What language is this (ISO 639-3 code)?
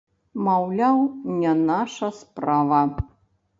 bel